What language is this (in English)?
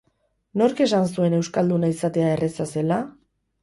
Basque